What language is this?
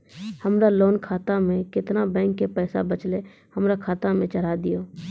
Maithili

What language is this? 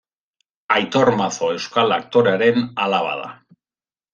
Basque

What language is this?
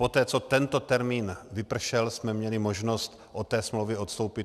Czech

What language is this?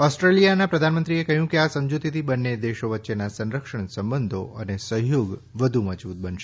Gujarati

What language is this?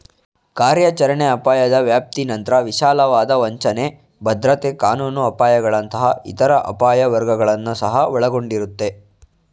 Kannada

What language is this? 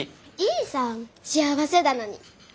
Japanese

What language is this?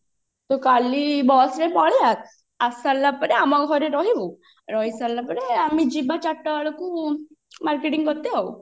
Odia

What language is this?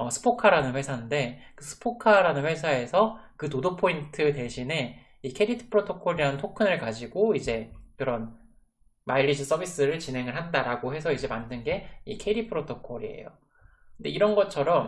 Korean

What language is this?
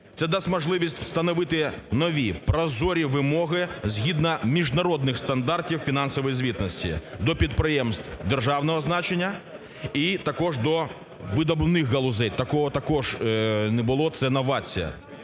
Ukrainian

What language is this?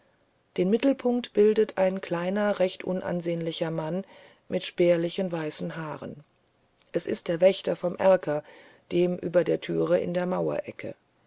German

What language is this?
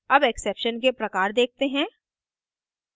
Hindi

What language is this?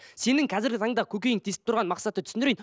Kazakh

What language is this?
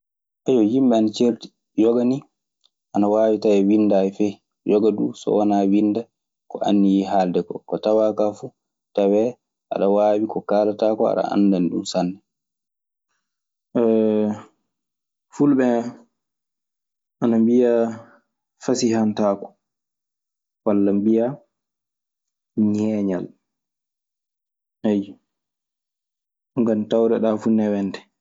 Maasina Fulfulde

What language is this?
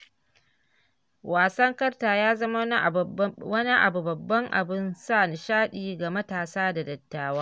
Hausa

